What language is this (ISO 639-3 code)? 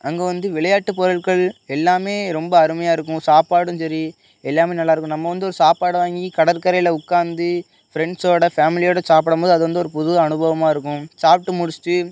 tam